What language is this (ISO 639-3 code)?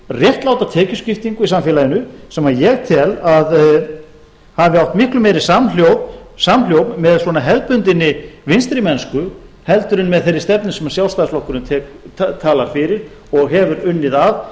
isl